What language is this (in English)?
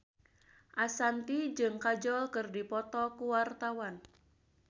Sundanese